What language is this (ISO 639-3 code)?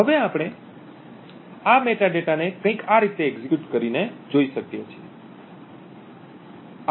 guj